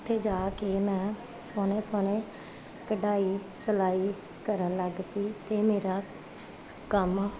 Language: Punjabi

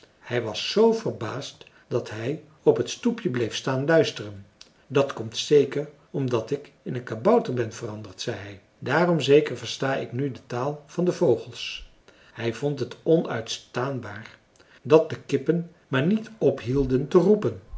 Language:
Dutch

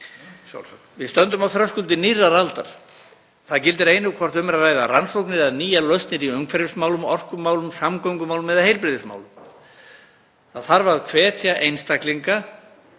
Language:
Icelandic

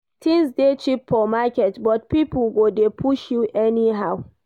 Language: Nigerian Pidgin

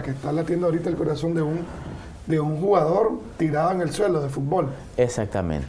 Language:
Spanish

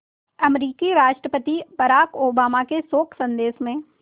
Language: Hindi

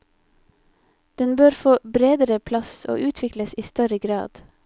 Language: Norwegian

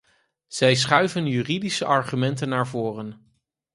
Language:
Dutch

